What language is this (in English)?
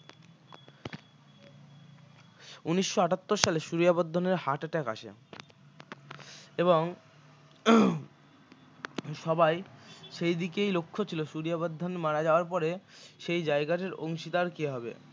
Bangla